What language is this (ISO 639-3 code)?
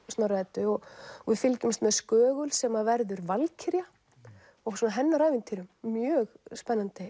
isl